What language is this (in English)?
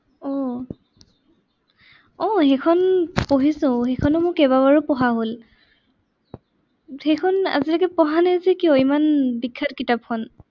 Assamese